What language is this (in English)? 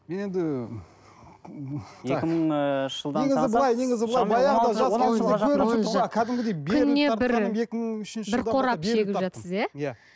Kazakh